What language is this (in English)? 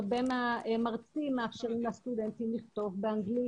Hebrew